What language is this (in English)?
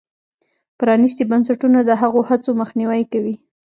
Pashto